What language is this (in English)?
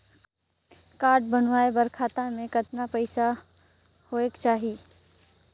Chhattisgarhi